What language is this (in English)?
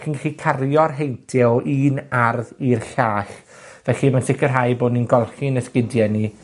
Welsh